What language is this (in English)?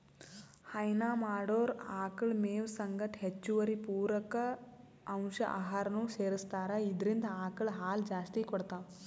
Kannada